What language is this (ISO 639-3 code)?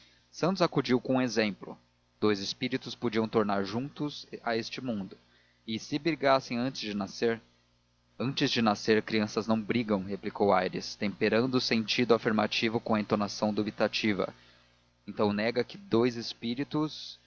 por